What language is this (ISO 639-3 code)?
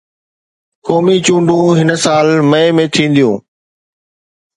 snd